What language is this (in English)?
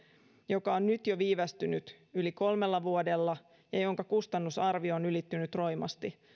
Finnish